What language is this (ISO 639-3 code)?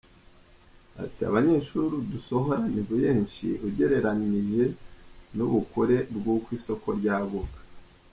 kin